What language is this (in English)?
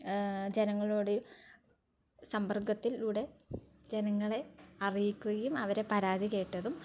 Malayalam